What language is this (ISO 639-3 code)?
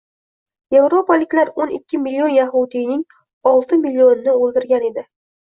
uzb